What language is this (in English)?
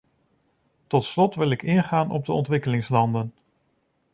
Dutch